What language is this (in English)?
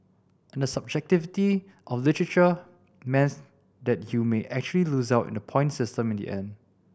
English